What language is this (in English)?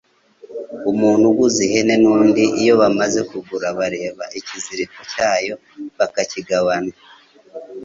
Kinyarwanda